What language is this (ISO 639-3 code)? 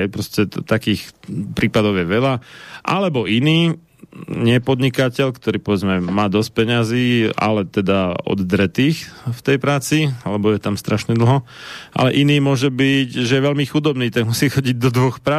slk